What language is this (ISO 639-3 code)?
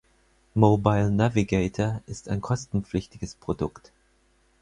deu